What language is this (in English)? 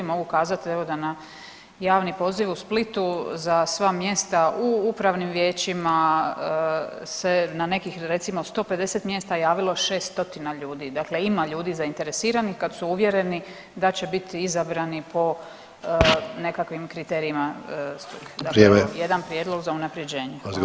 Croatian